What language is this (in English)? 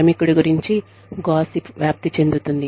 Telugu